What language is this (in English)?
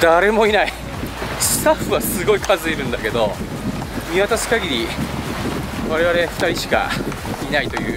Japanese